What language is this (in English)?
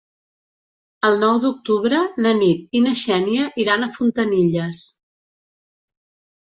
Catalan